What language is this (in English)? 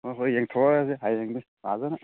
Manipuri